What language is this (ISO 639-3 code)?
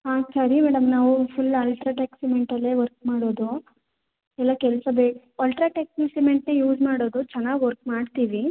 kan